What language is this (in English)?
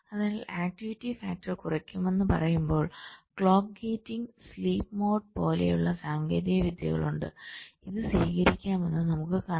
Malayalam